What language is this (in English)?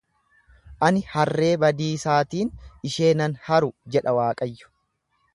Oromo